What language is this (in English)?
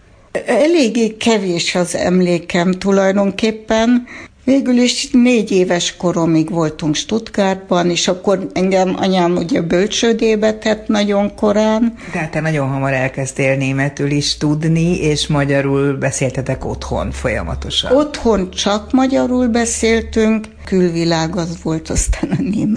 Hungarian